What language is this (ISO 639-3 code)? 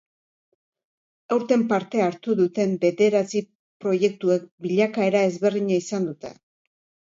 eus